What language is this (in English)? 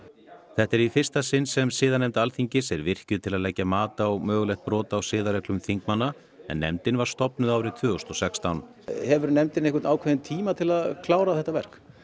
Icelandic